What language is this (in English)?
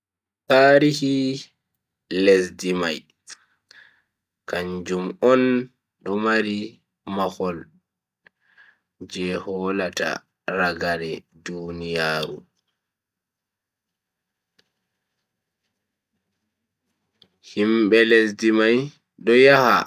Bagirmi Fulfulde